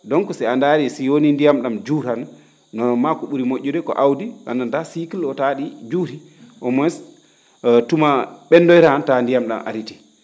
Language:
Fula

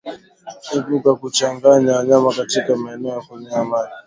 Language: Swahili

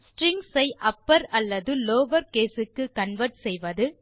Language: Tamil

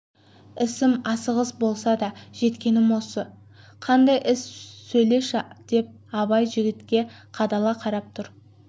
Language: Kazakh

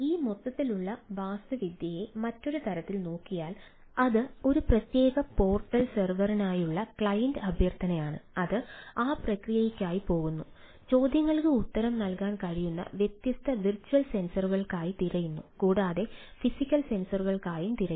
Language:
Malayalam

